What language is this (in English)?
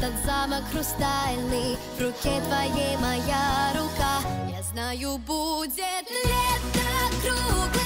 Russian